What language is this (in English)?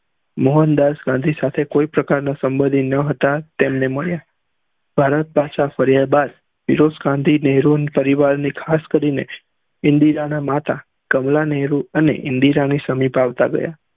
Gujarati